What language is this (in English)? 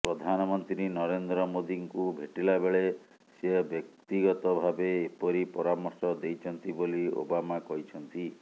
Odia